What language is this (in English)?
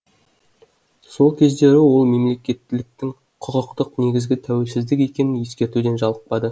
Kazakh